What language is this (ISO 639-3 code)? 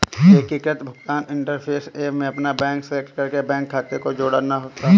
hin